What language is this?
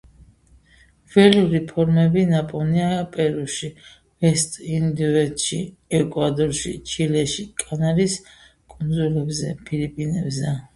Georgian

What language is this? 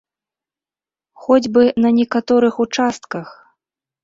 Belarusian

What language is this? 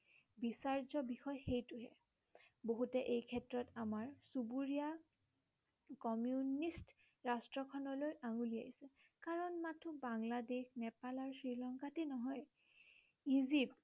Assamese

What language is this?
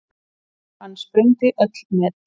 Icelandic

